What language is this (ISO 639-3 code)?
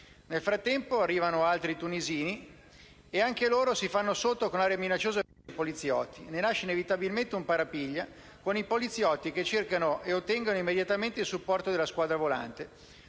ita